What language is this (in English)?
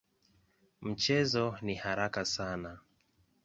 Swahili